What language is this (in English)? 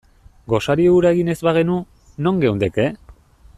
Basque